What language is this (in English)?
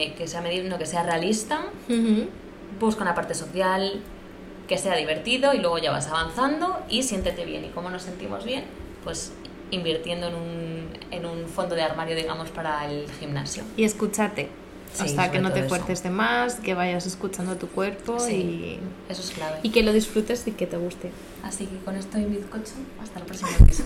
Spanish